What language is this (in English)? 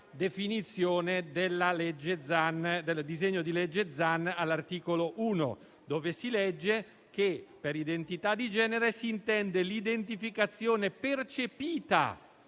Italian